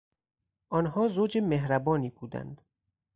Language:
Persian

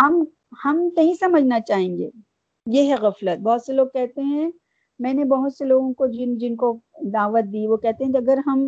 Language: Urdu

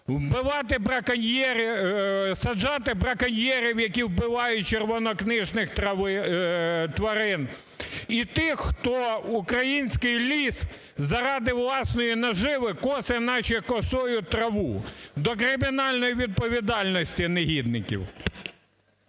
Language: Ukrainian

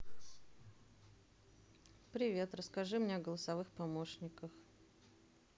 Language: Russian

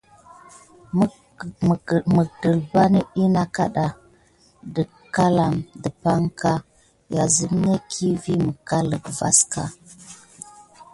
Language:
Gidar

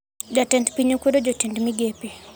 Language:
Luo (Kenya and Tanzania)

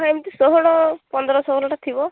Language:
Odia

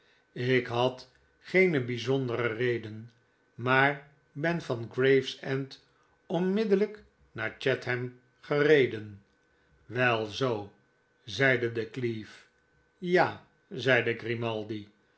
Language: Dutch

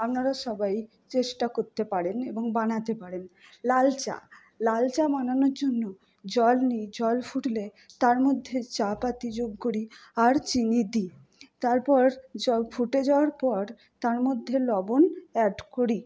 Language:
Bangla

